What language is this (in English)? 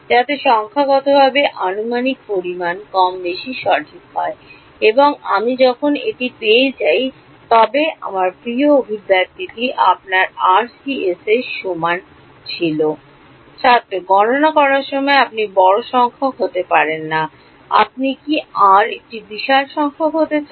Bangla